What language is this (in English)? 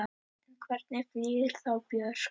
Icelandic